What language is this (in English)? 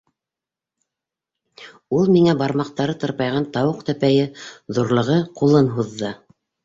Bashkir